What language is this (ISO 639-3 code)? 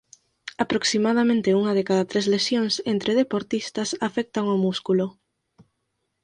glg